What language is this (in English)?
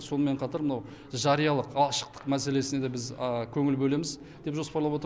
Kazakh